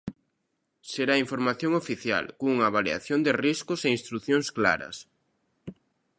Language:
Galician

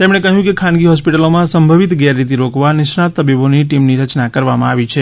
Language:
Gujarati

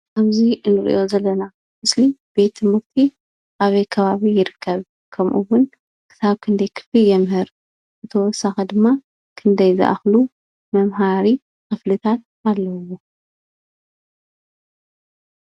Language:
Tigrinya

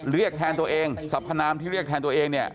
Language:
Thai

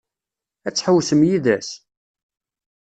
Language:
Kabyle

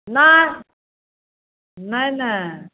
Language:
Maithili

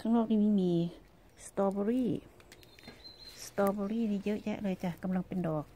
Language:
Thai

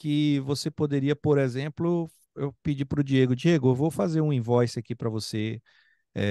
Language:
Portuguese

